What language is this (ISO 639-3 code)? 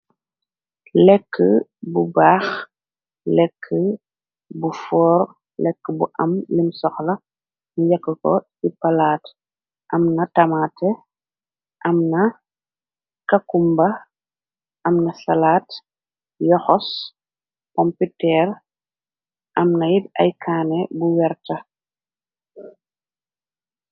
wol